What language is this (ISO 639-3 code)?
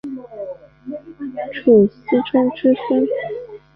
zho